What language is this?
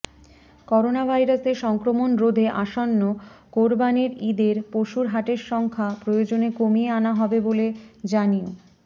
Bangla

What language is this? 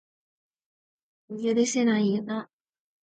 Japanese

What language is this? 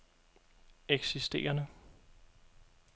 Danish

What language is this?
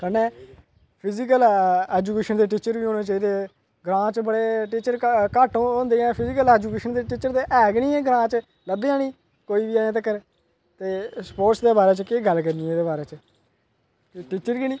Dogri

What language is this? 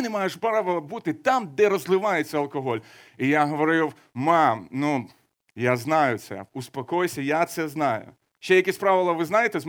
Ukrainian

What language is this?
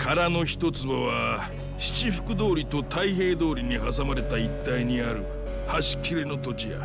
Japanese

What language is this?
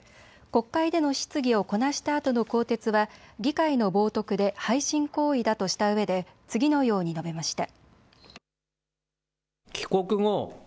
Japanese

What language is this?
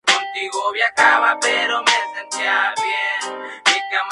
Spanish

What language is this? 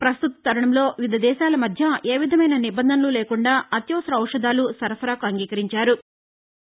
Telugu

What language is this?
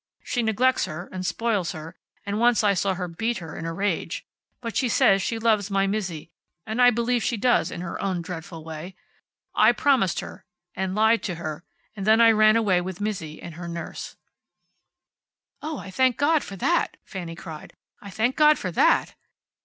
English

